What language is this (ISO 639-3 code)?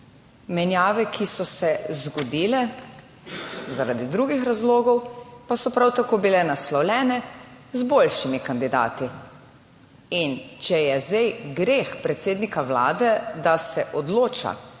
slv